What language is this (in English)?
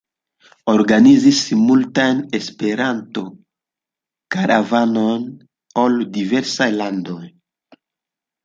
Esperanto